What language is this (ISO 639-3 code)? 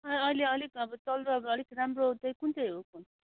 nep